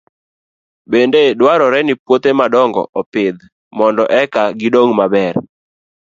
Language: Luo (Kenya and Tanzania)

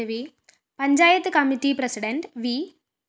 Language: Malayalam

